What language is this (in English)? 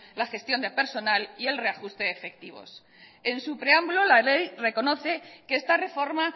Spanish